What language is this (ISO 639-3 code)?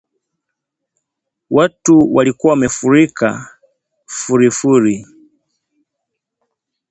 swa